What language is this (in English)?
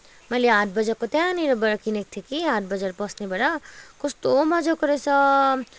Nepali